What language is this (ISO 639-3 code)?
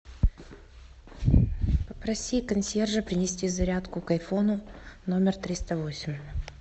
rus